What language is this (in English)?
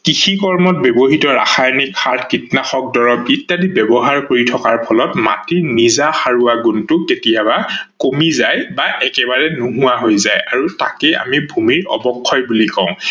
Assamese